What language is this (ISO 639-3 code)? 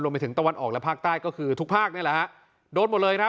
tha